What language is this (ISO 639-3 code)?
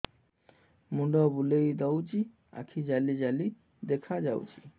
ori